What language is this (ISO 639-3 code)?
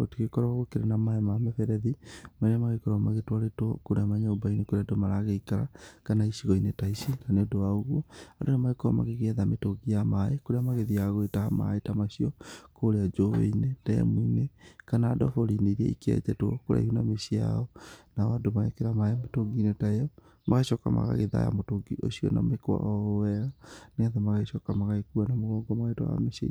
kik